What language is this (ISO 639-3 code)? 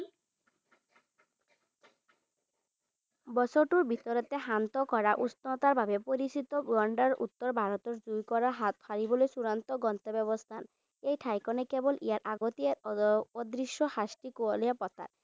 asm